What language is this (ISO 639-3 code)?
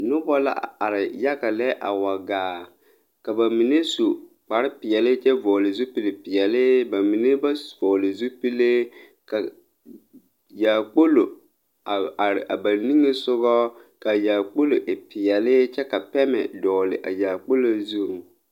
dga